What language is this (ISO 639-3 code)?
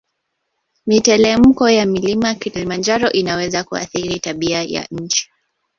swa